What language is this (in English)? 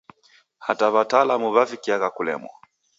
Taita